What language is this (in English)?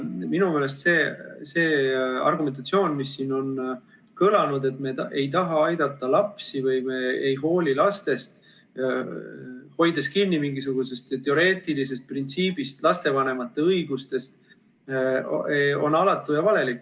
Estonian